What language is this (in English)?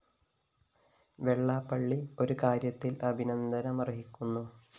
Malayalam